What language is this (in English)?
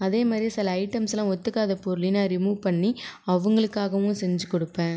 Tamil